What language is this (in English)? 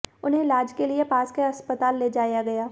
Hindi